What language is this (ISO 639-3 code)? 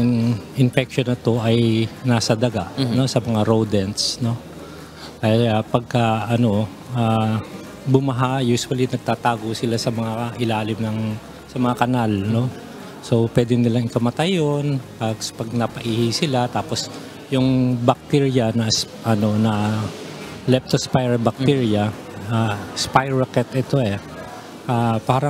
fil